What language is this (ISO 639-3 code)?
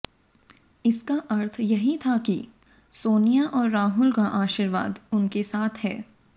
hin